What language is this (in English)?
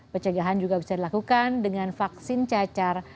Indonesian